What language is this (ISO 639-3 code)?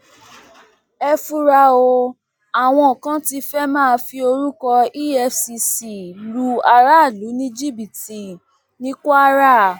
yor